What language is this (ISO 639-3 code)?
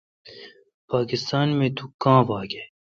xka